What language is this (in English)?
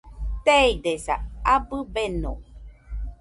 Nüpode Huitoto